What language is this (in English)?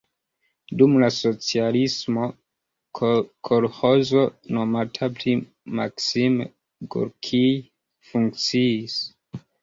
Esperanto